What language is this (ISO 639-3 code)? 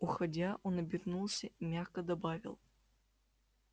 rus